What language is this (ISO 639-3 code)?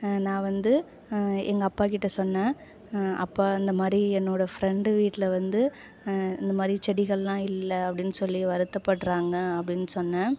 tam